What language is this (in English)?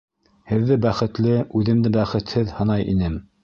Bashkir